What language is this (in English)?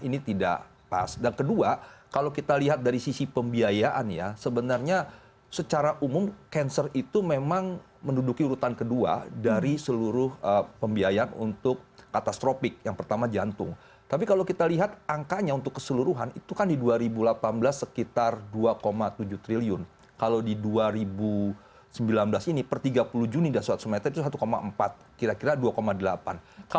Indonesian